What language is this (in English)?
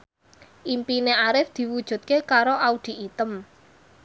Javanese